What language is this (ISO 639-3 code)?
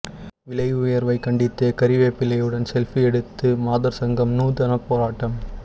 tam